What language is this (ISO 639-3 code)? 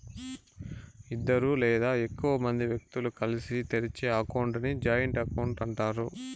tel